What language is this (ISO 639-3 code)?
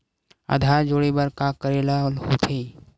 hne